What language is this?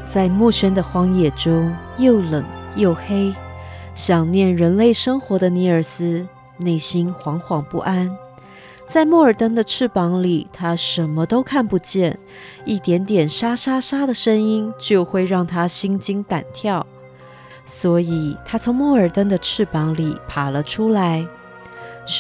Chinese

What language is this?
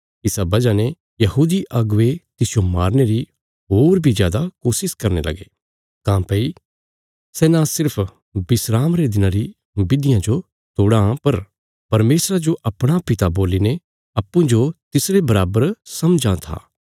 Bilaspuri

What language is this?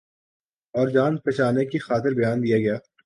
Urdu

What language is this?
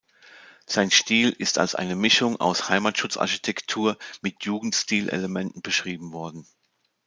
German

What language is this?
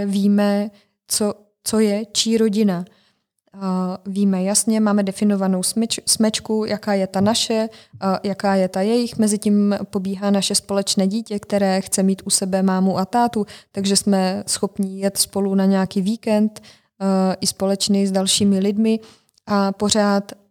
Czech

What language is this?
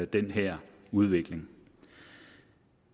Danish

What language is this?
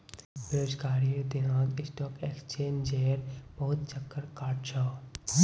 Magahi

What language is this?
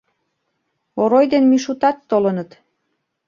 Mari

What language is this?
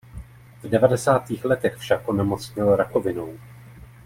Czech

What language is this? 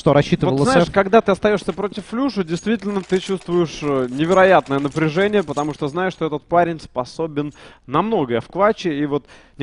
Russian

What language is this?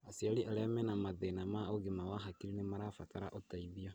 Kikuyu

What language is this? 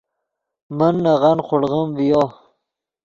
Yidgha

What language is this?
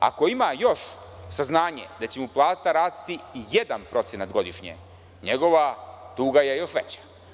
Serbian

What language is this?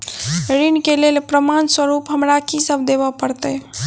Maithili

